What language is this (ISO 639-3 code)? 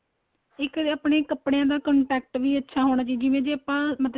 pan